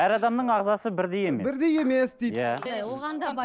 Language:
Kazakh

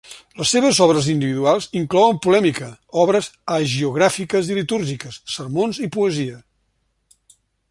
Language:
Catalan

